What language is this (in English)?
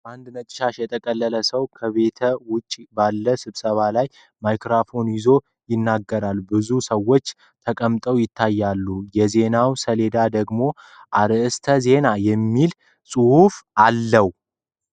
Amharic